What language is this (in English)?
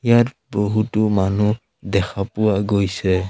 Assamese